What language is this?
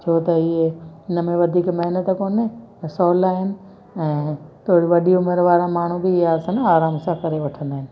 Sindhi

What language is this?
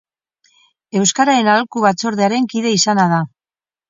Basque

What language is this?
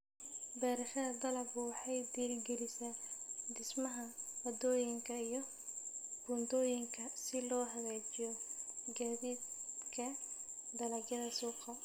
Somali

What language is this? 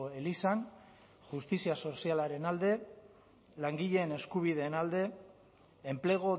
Basque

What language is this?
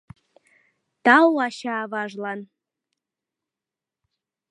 Mari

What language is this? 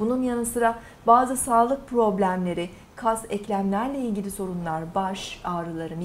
Turkish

